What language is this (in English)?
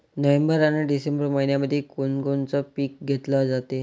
Marathi